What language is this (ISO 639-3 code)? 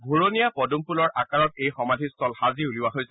asm